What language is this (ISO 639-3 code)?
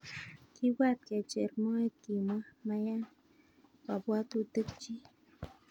kln